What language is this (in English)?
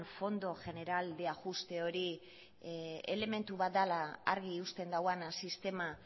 Basque